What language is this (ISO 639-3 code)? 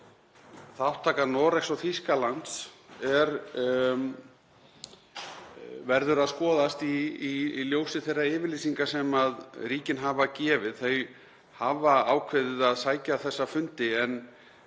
isl